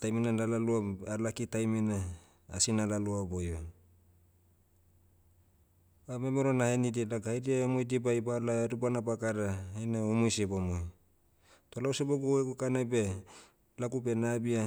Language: Motu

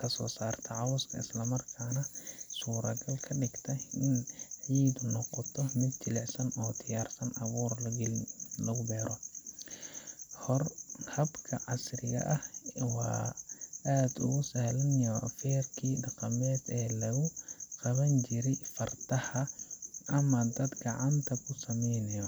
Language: Somali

